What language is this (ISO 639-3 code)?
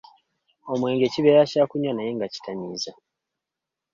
lug